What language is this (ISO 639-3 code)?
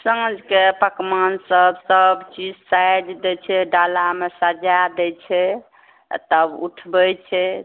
mai